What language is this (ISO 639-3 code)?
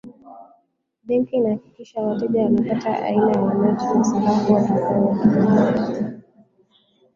swa